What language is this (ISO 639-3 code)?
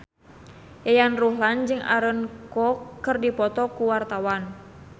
sun